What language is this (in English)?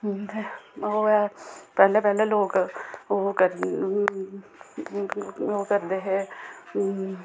Dogri